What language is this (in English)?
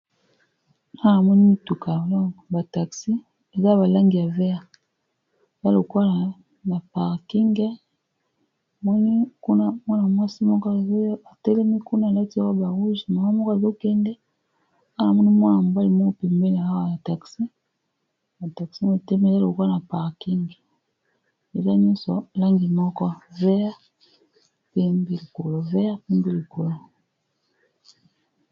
Lingala